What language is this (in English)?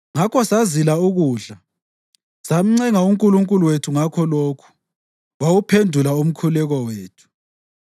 North Ndebele